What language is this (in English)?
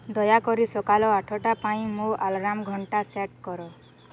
Odia